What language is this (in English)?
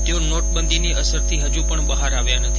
Gujarati